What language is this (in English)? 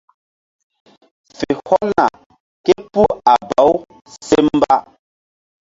Mbum